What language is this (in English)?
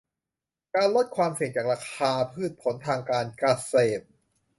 Thai